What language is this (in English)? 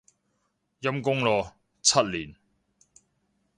Cantonese